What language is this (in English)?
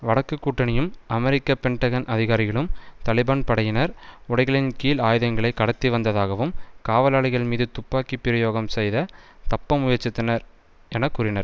Tamil